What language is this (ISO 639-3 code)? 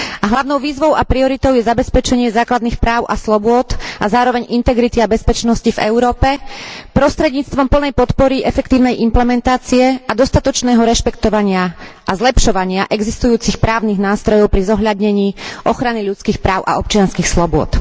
slk